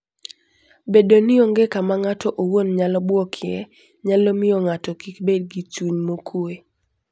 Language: Luo (Kenya and Tanzania)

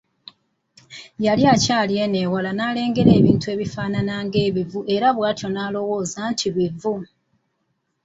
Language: Ganda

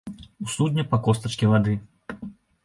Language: Belarusian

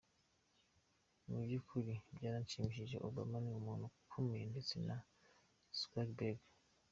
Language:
Kinyarwanda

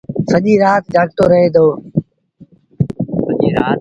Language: Sindhi Bhil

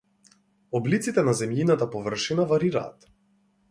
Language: Macedonian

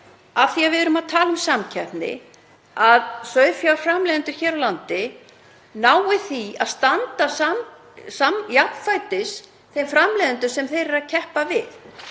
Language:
Icelandic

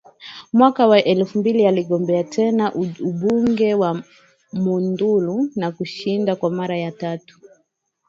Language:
Swahili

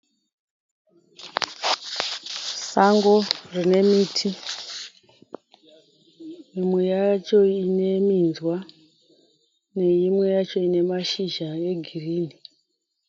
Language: Shona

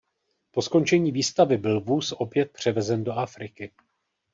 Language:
Czech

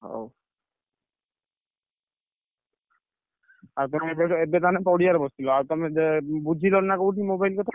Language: Odia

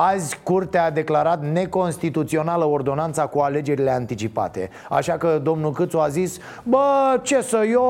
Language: Romanian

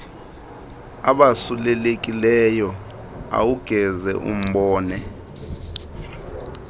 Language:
Xhosa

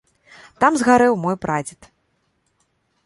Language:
Belarusian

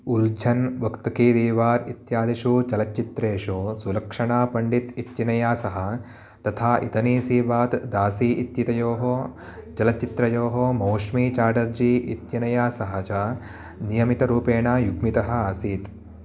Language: Sanskrit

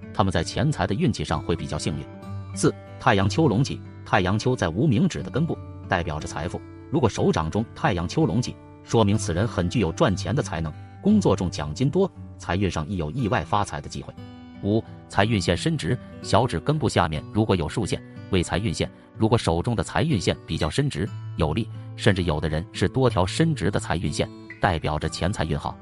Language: Chinese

